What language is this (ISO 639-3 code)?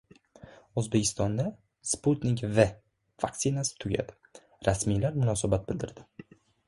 uzb